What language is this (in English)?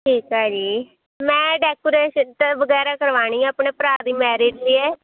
Punjabi